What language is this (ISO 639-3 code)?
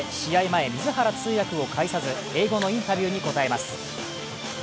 jpn